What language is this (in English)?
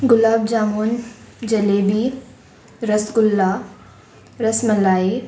Konkani